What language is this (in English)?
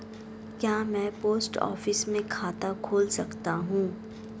Hindi